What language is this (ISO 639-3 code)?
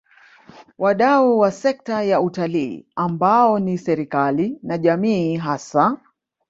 swa